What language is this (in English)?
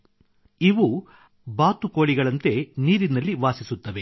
Kannada